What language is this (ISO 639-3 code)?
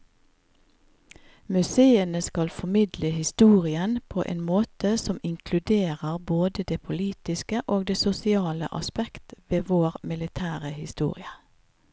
nor